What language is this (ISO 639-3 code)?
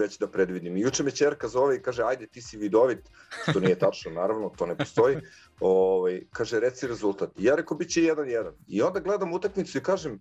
hrv